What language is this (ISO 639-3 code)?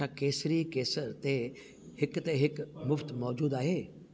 snd